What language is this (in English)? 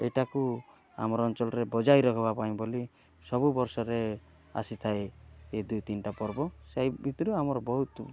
Odia